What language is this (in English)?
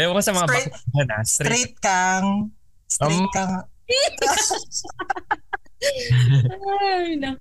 Filipino